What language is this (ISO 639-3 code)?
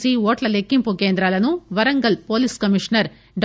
tel